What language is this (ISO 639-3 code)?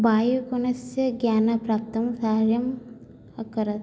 san